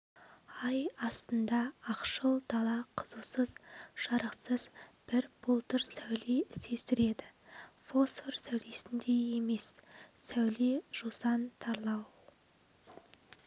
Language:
Kazakh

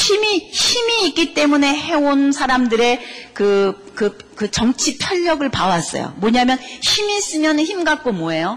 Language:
Korean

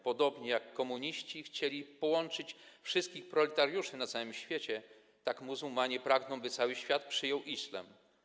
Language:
Polish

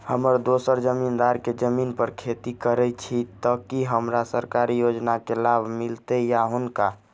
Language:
Maithili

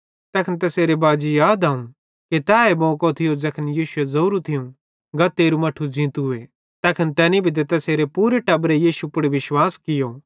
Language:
Bhadrawahi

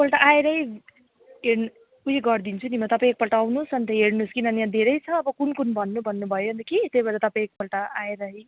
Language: Nepali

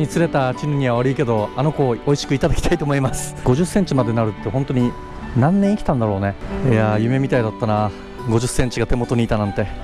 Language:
Japanese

